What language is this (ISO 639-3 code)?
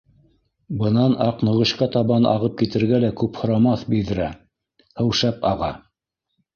bak